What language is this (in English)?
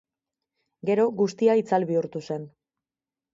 Basque